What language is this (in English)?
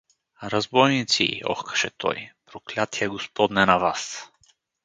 Bulgarian